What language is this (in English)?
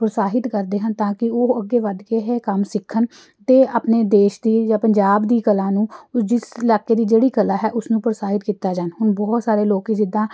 Punjabi